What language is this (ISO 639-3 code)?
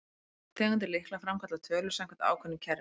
isl